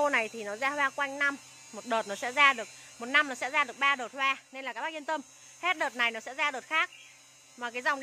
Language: Vietnamese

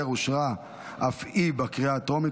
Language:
Hebrew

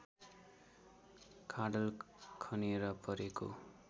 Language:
Nepali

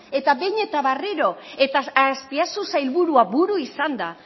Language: Basque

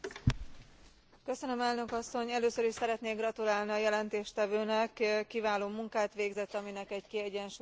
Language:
Hungarian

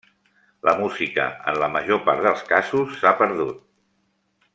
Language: Catalan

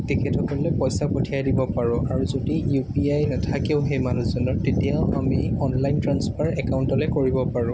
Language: Assamese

